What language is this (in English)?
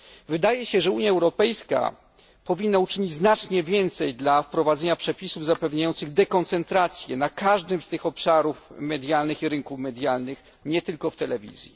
Polish